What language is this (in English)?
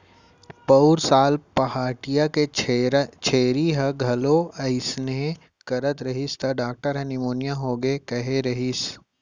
Chhattisgarhi